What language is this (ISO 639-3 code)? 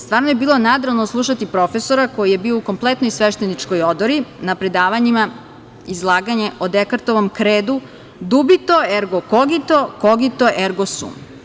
srp